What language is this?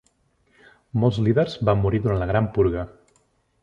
Catalan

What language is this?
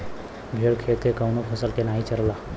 Bhojpuri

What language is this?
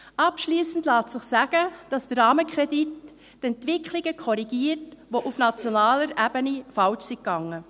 Swiss German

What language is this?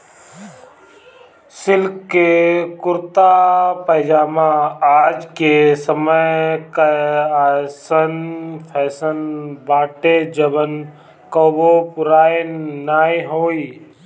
Bhojpuri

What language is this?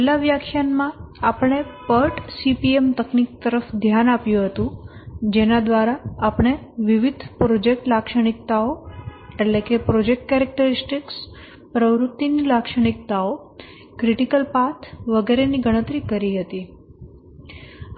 Gujarati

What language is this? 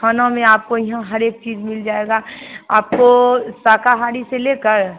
Hindi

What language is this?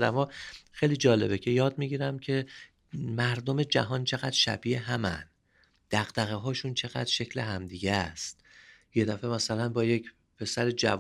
Persian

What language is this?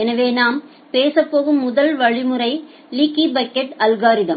Tamil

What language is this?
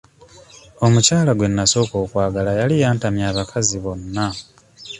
Ganda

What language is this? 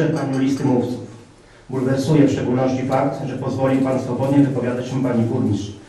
Polish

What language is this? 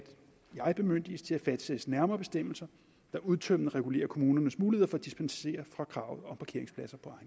Danish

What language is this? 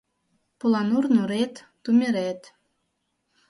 Mari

